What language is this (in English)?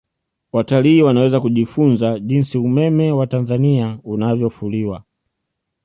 Swahili